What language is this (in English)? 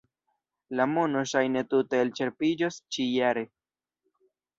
Esperanto